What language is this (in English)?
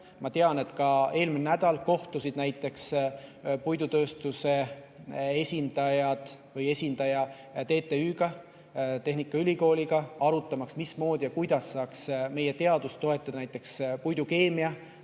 Estonian